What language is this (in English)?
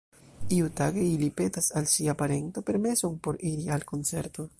Esperanto